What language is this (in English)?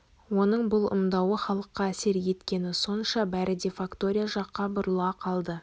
Kazakh